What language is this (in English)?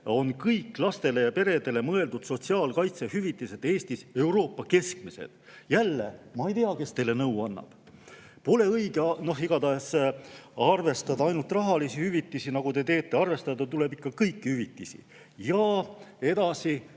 Estonian